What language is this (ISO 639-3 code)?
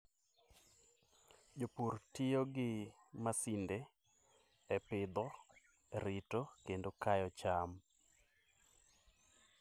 luo